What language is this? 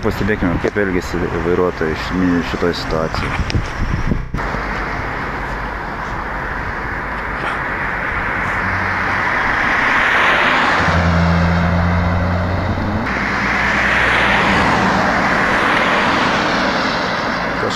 Lithuanian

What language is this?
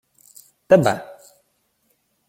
Ukrainian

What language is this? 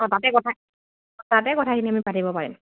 Assamese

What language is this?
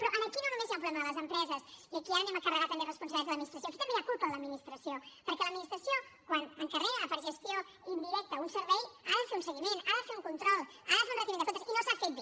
Catalan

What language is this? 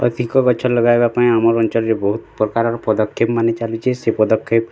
Odia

